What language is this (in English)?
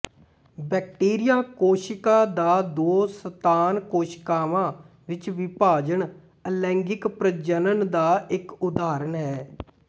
Punjabi